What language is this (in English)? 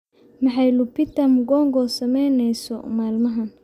Somali